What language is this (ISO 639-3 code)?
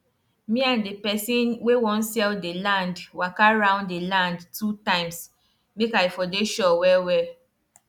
pcm